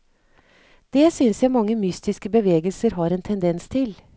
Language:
Norwegian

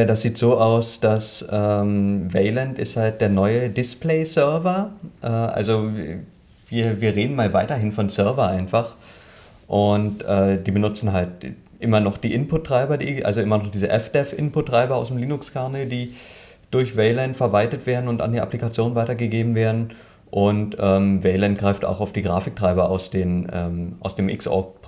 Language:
German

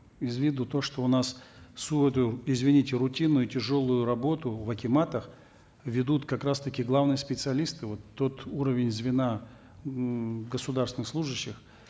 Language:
Kazakh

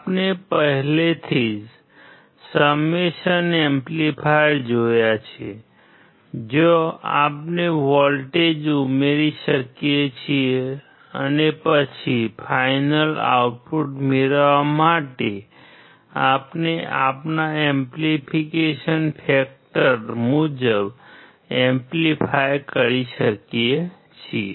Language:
Gujarati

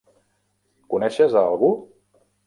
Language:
Catalan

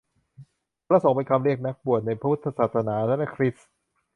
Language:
Thai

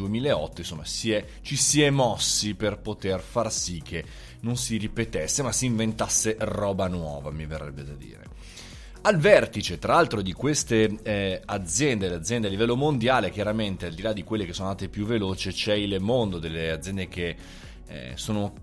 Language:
Italian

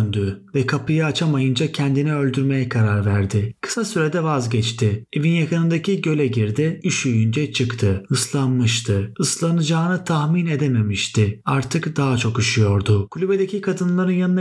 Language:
Turkish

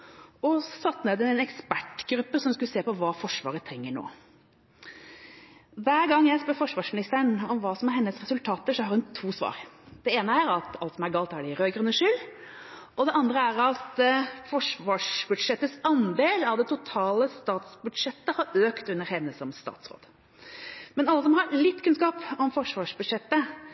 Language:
Norwegian Bokmål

